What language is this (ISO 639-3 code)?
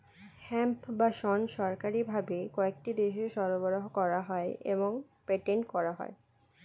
ben